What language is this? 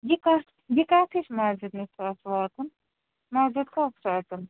Kashmiri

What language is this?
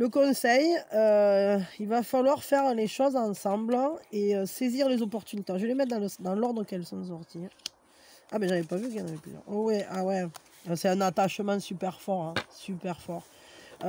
French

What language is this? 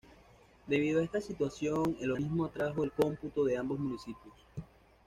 Spanish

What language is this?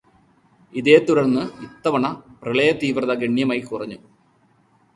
Malayalam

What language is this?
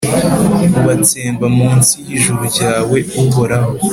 Kinyarwanda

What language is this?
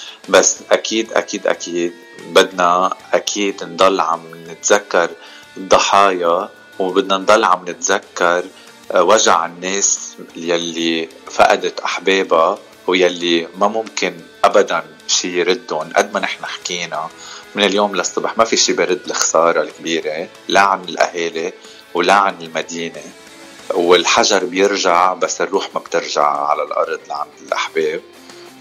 Arabic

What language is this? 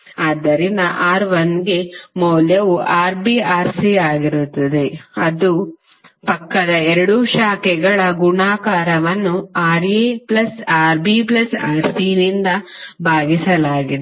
Kannada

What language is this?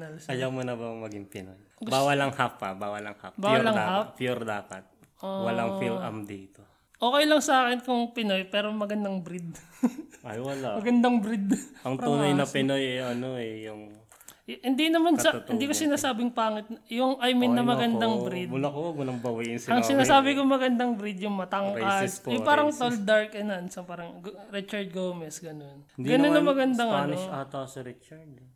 Filipino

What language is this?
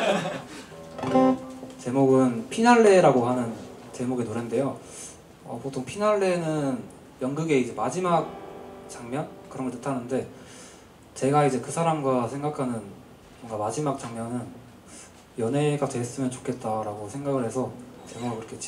Korean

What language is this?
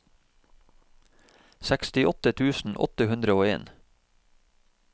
Norwegian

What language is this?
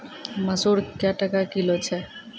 Maithili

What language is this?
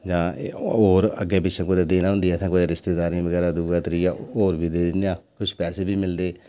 Dogri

